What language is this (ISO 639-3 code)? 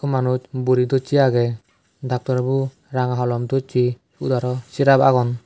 ccp